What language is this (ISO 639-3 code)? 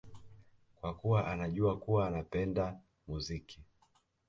swa